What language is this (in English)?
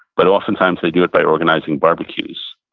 English